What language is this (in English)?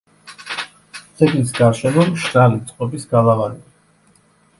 Georgian